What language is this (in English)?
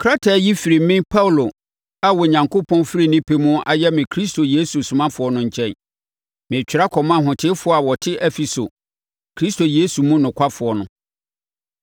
Akan